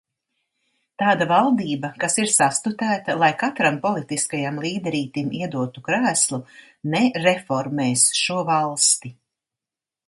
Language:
Latvian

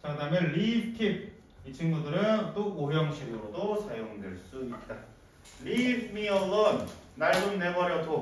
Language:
Korean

